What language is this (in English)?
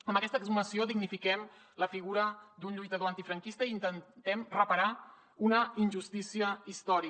Catalan